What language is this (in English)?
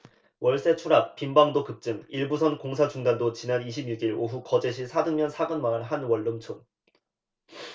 Korean